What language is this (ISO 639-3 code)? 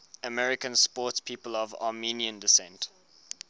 eng